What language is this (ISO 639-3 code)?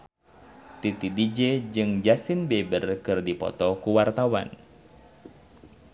sun